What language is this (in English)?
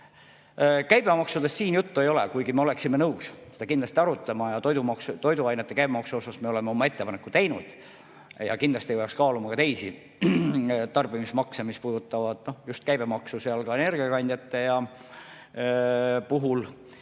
Estonian